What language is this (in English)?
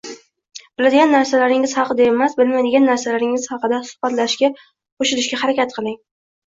Uzbek